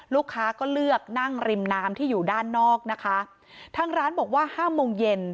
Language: Thai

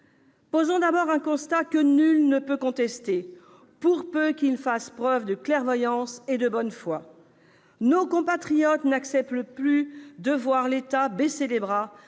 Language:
French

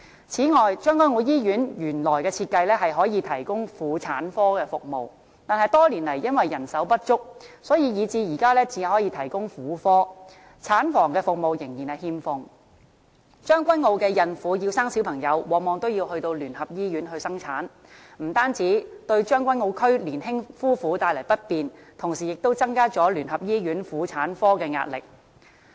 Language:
Cantonese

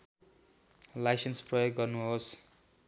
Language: Nepali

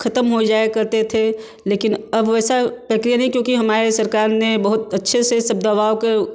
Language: Hindi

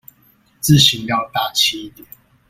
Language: Chinese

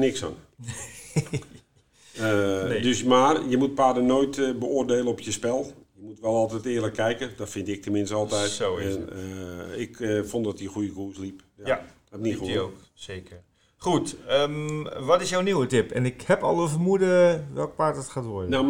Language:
Dutch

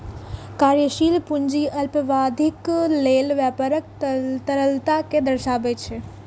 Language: Maithili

